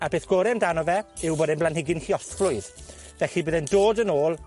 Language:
Welsh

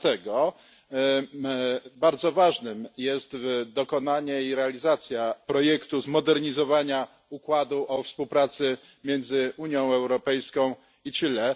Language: Polish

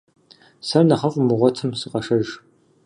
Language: Kabardian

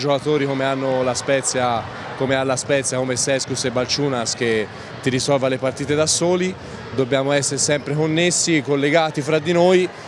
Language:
Italian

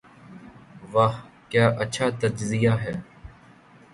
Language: Urdu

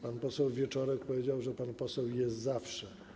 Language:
Polish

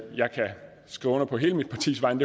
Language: Danish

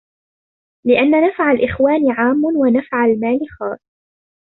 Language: Arabic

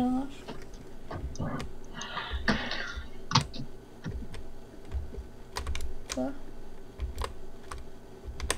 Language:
Lithuanian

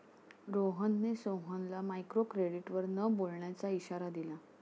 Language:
Marathi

